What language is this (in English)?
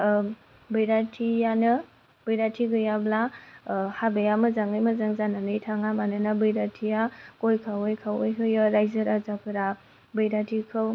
Bodo